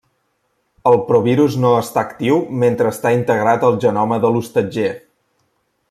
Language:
Catalan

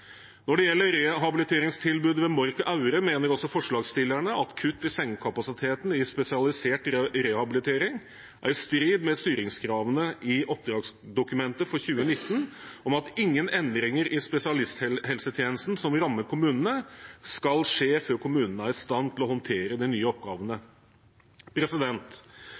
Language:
Norwegian Bokmål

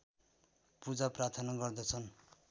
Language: Nepali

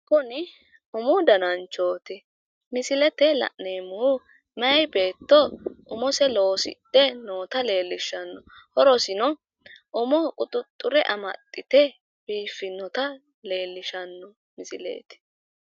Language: Sidamo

